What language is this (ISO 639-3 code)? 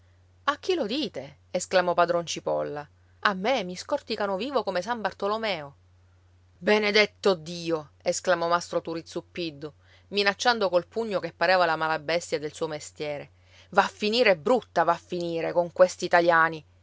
ita